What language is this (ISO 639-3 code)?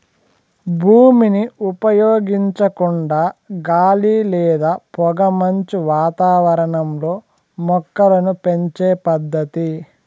tel